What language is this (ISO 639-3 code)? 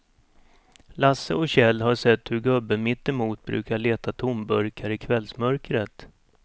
swe